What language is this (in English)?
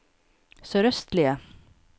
Norwegian